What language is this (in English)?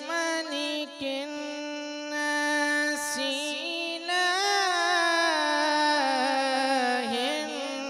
Arabic